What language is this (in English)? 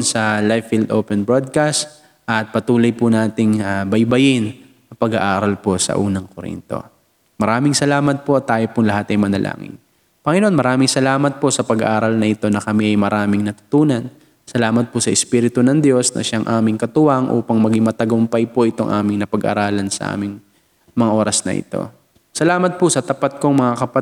Filipino